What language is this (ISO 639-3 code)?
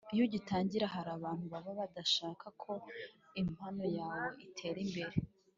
kin